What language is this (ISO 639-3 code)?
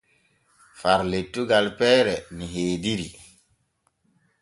fue